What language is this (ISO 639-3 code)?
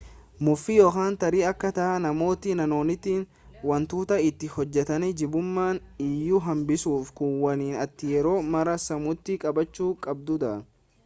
orm